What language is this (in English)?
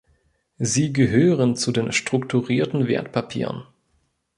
German